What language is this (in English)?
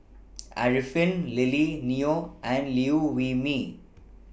English